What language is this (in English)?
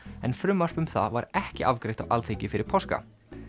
Icelandic